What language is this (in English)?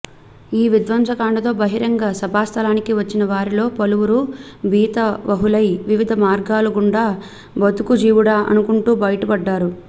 Telugu